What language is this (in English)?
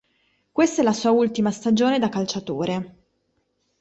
Italian